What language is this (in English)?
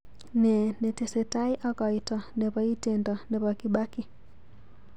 Kalenjin